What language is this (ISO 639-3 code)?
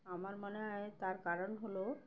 ben